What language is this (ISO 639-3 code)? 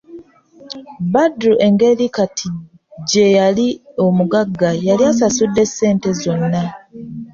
lug